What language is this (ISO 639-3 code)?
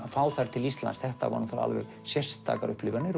isl